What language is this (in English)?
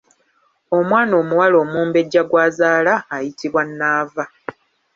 Ganda